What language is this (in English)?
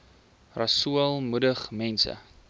Afrikaans